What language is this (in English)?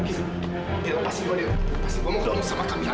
Indonesian